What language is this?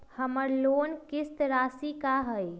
Magahi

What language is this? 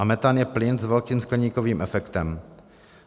Czech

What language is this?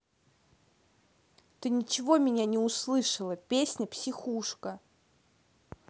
Russian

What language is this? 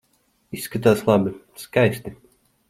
Latvian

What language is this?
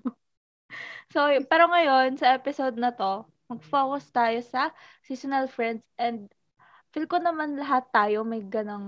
Filipino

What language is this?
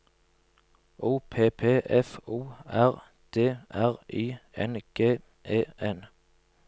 Norwegian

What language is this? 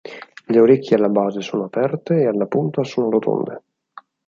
Italian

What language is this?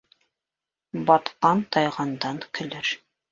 Bashkir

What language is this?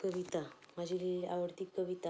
Marathi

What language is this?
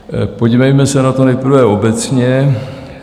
Czech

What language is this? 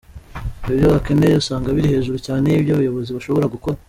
Kinyarwanda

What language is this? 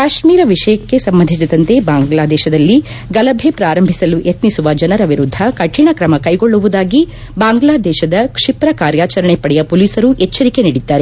Kannada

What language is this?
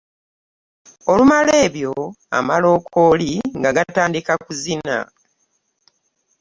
Ganda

